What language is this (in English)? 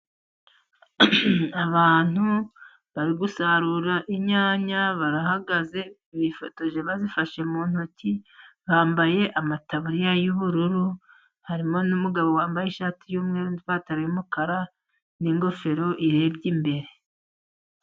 Kinyarwanda